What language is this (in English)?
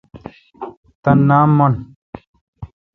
Kalkoti